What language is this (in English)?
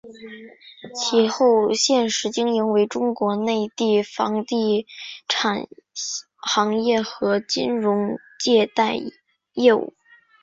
Chinese